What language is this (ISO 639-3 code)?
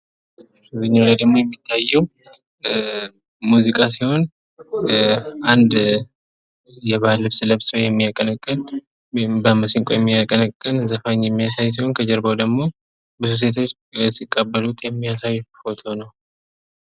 amh